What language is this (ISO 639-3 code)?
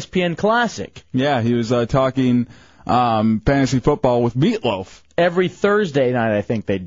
eng